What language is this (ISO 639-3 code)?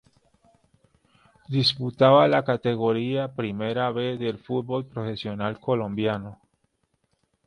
spa